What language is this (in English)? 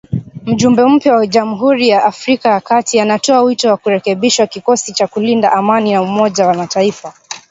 Swahili